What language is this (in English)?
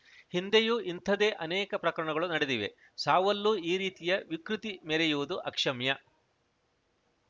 Kannada